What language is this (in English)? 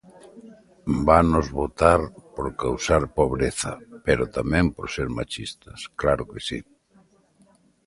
Galician